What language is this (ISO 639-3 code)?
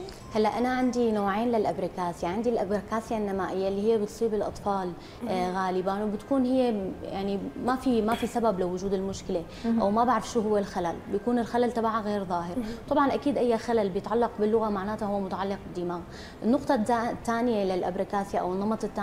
ara